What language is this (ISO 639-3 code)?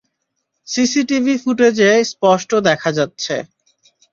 ben